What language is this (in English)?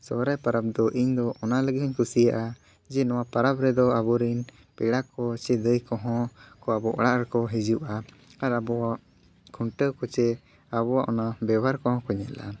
Santali